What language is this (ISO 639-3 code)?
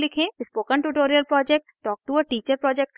hin